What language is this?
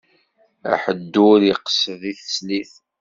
Kabyle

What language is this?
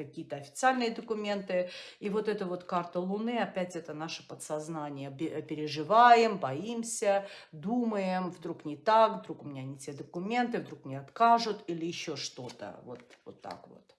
Russian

